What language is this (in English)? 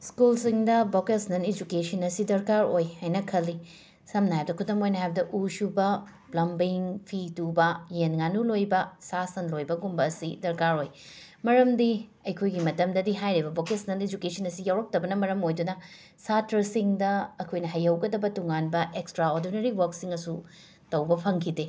Manipuri